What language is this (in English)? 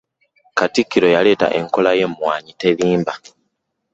Ganda